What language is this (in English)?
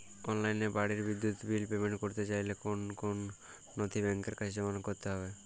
Bangla